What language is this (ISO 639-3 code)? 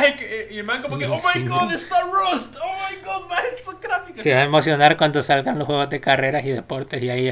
spa